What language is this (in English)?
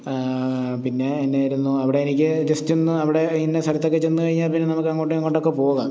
Malayalam